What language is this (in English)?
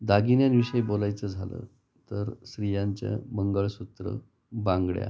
Marathi